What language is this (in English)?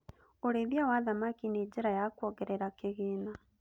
Kikuyu